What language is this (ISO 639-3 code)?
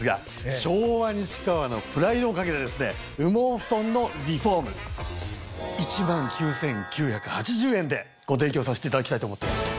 jpn